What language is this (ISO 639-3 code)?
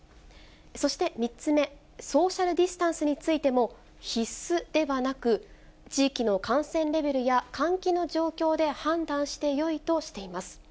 jpn